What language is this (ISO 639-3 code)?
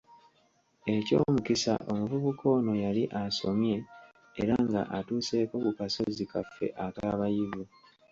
lug